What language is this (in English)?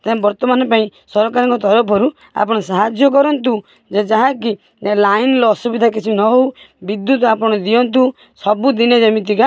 Odia